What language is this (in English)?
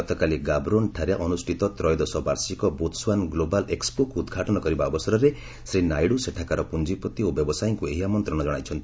Odia